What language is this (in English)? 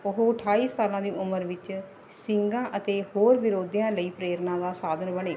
Punjabi